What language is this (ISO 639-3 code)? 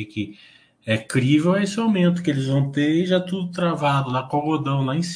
por